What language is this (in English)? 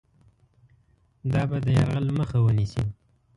Pashto